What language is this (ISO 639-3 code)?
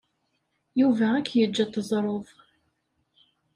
kab